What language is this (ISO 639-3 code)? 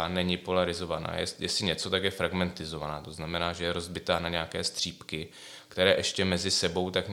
ces